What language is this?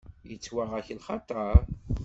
Kabyle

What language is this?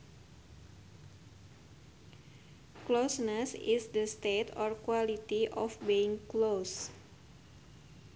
Sundanese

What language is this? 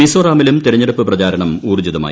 Malayalam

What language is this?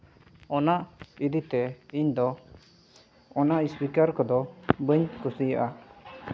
Santali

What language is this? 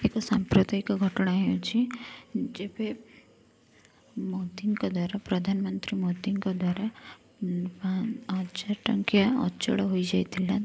Odia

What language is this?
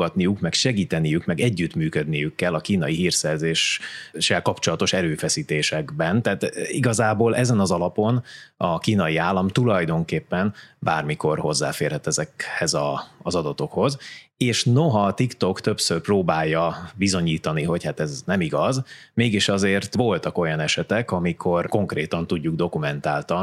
Hungarian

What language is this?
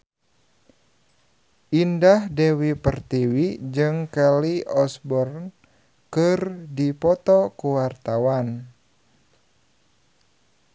Sundanese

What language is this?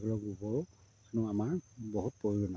Assamese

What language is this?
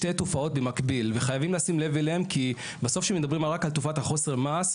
Hebrew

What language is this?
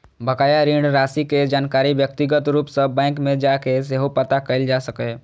Maithili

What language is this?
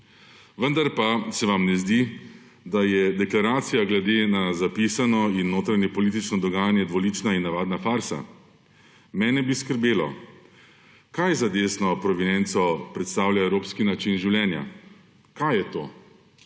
Slovenian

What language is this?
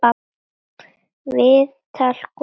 Icelandic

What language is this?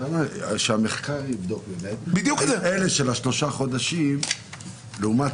Hebrew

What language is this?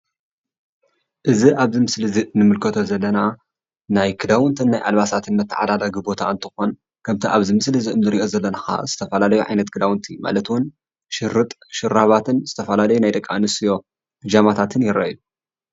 Tigrinya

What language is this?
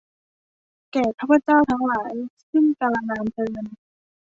Thai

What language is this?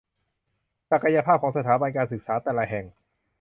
Thai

